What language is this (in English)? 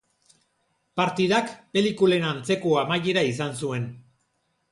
Basque